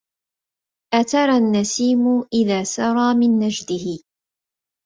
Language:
Arabic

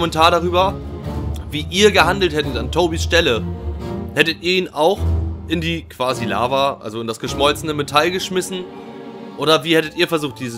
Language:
German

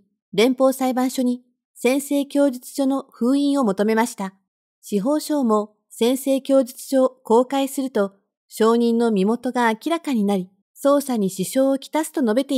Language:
Japanese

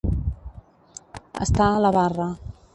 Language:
Catalan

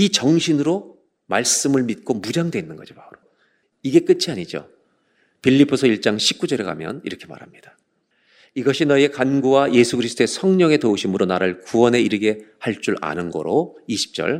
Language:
Korean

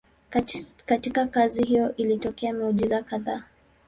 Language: Swahili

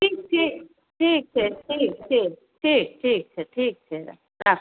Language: Maithili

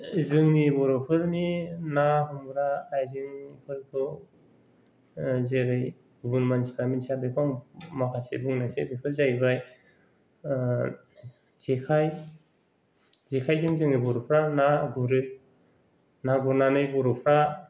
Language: Bodo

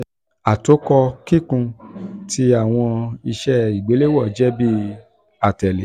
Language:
Yoruba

